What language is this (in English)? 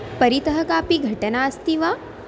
Sanskrit